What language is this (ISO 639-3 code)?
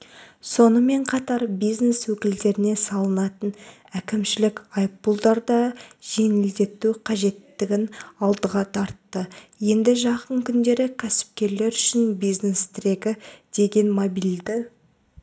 kaz